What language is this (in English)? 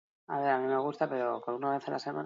Basque